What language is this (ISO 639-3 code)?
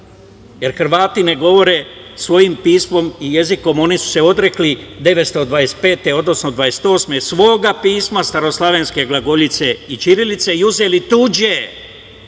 srp